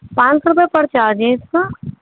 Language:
Urdu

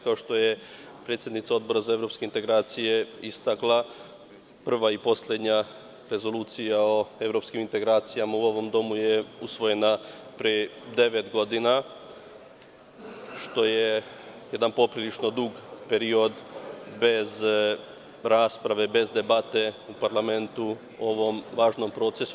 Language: Serbian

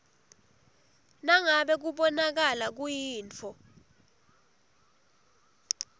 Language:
Swati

